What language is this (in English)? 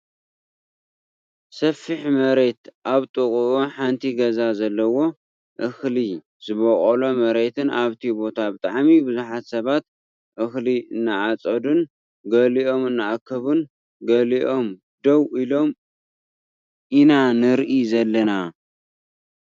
Tigrinya